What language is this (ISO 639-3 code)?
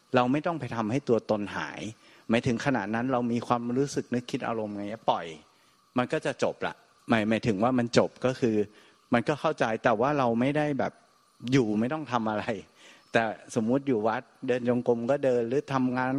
tha